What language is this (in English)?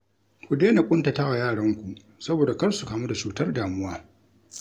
Hausa